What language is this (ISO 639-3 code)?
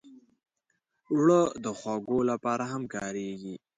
pus